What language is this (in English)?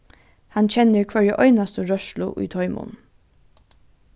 Faroese